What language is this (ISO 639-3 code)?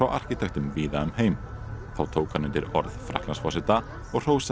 isl